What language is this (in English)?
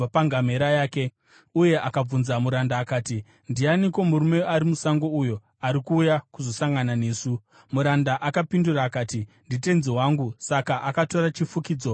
Shona